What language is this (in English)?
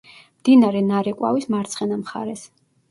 Georgian